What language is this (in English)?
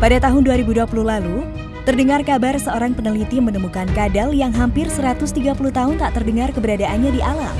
Indonesian